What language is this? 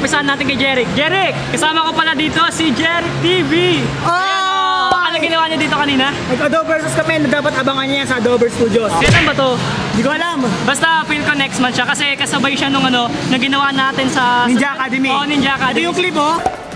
Filipino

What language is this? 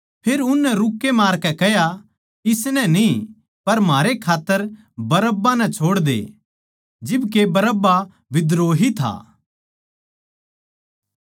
Haryanvi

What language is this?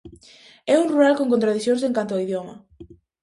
Galician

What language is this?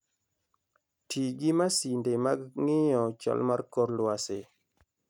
Luo (Kenya and Tanzania)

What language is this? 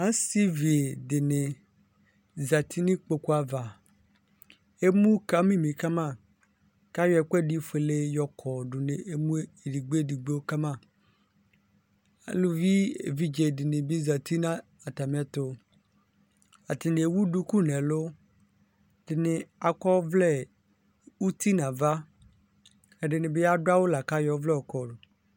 Ikposo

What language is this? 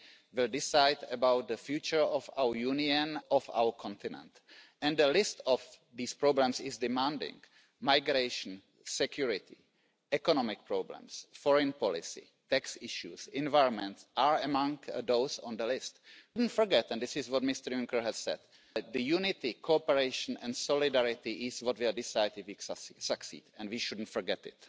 Romanian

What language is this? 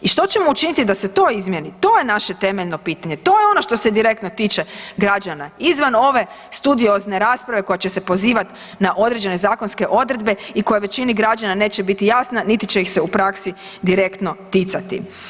Croatian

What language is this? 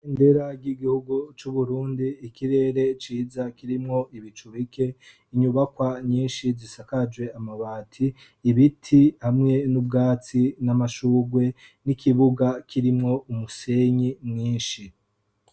Rundi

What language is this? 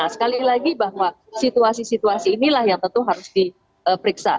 Indonesian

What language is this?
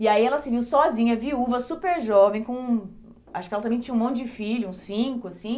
Portuguese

